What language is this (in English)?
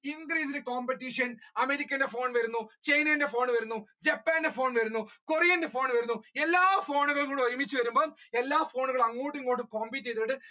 Malayalam